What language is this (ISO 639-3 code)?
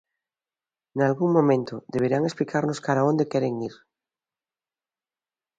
glg